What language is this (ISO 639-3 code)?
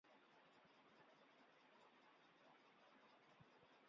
zho